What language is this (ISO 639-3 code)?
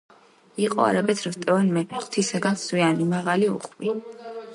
kat